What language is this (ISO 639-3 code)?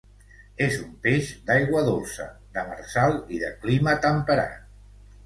cat